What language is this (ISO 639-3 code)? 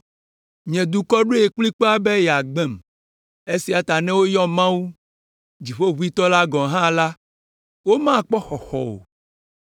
ewe